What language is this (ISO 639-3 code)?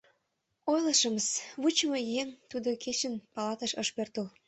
chm